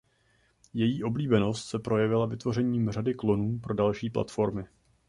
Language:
Czech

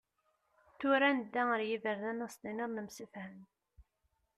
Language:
Kabyle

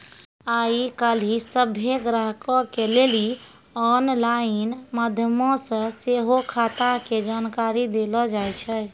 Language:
Maithili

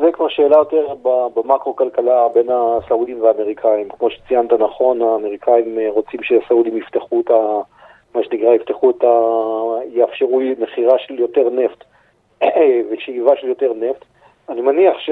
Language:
Hebrew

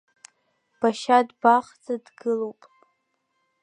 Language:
Abkhazian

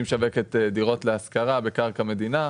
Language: Hebrew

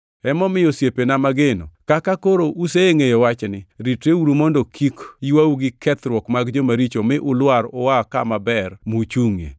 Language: Luo (Kenya and Tanzania)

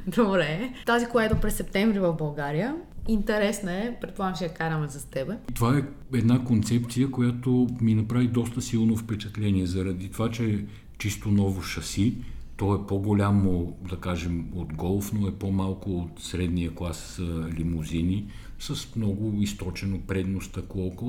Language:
Bulgarian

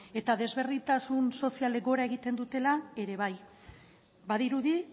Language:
Basque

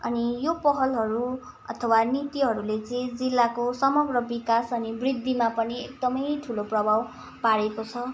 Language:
Nepali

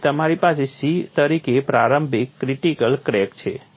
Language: Gujarati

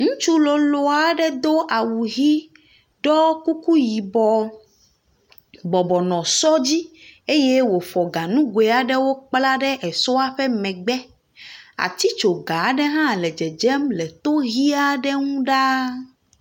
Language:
Ewe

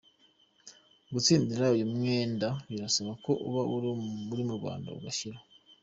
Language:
Kinyarwanda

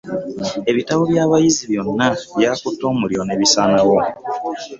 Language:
Ganda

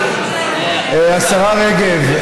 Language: Hebrew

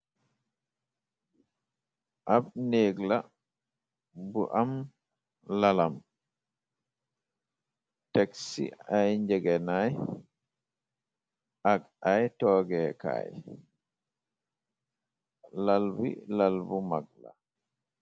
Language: Wolof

